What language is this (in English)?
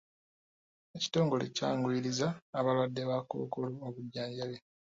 Ganda